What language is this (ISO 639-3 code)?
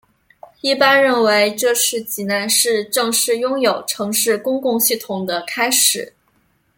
zho